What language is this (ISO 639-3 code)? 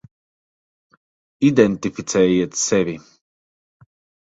lav